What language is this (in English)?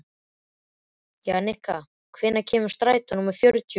Icelandic